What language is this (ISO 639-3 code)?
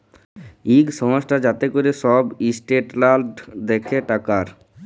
ben